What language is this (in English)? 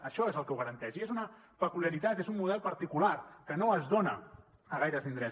Catalan